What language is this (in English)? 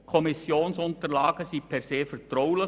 Swiss German